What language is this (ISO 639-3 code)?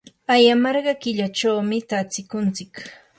qur